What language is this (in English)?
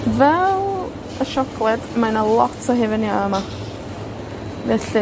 Welsh